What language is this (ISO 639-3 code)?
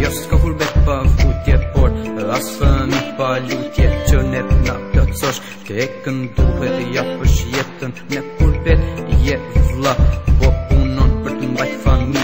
ron